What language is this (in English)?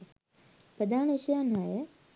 Sinhala